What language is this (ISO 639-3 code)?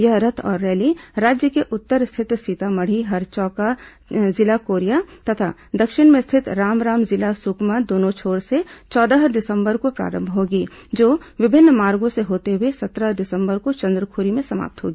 hin